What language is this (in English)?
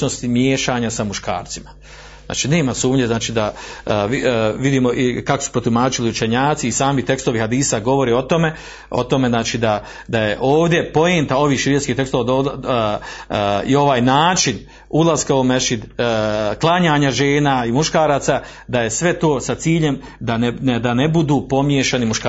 Croatian